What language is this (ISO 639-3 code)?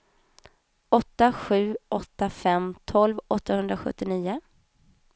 swe